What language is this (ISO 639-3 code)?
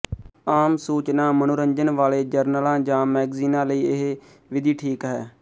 pan